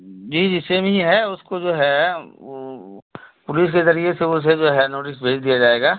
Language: Urdu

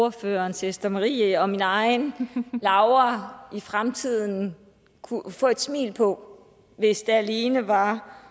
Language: Danish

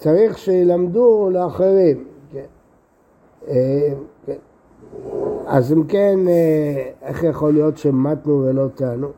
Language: Hebrew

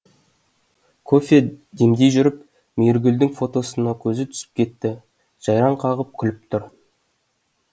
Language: Kazakh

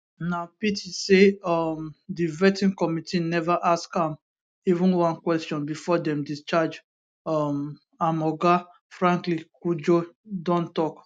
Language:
Nigerian Pidgin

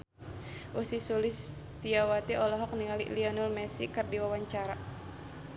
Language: Sundanese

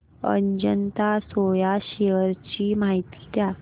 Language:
Marathi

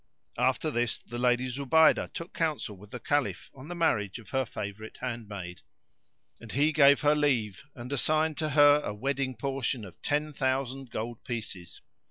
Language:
English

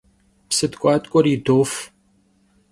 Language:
Kabardian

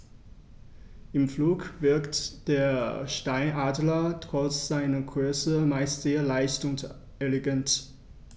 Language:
German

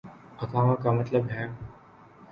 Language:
Urdu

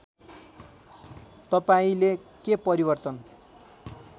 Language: Nepali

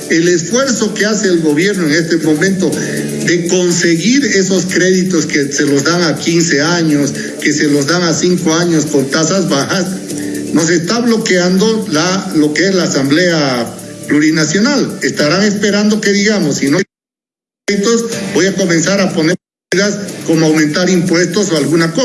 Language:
Spanish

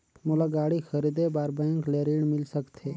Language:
Chhattisgarhi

